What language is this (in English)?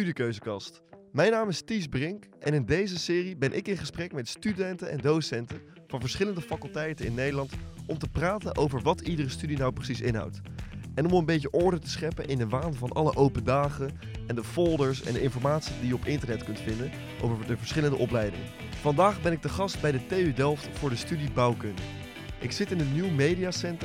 Dutch